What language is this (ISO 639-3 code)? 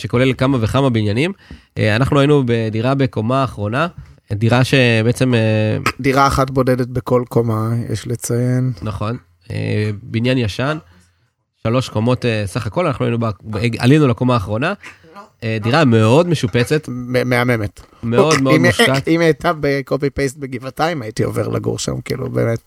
heb